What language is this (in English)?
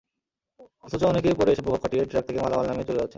Bangla